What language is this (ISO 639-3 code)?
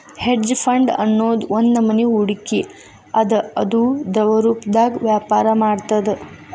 kan